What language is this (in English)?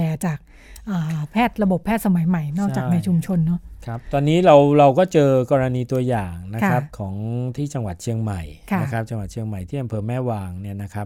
Thai